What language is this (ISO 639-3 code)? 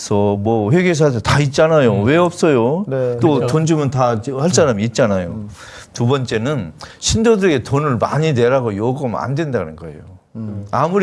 kor